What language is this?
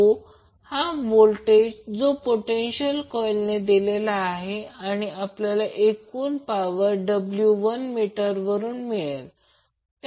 Marathi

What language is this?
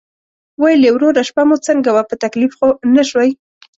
Pashto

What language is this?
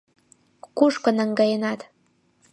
Mari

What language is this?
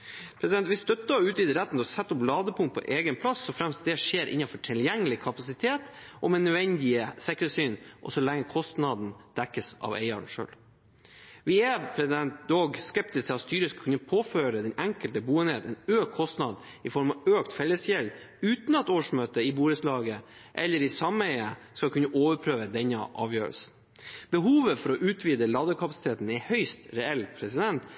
Norwegian Bokmål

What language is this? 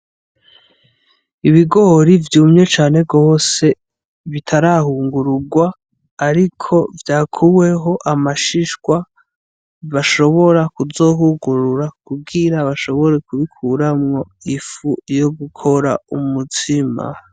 Rundi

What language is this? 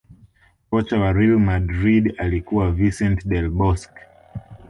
Swahili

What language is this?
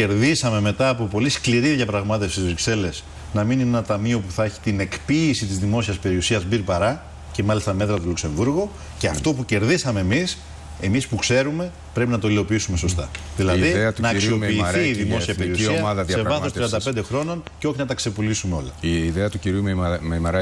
Greek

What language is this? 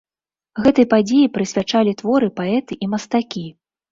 Belarusian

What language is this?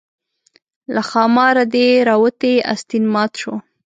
Pashto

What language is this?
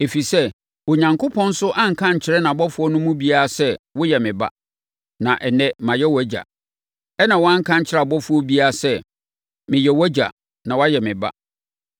Akan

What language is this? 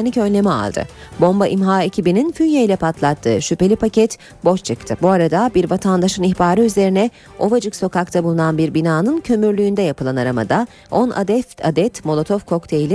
Turkish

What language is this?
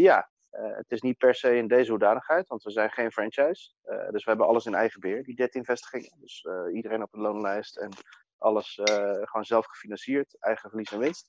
Dutch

